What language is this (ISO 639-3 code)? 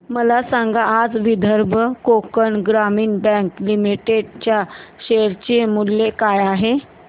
mar